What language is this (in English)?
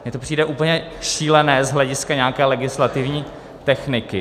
Czech